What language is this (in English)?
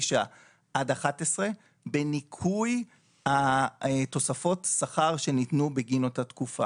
Hebrew